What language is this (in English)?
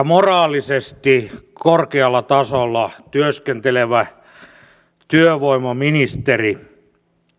Finnish